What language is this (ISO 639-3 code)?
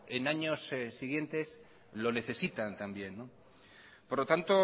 spa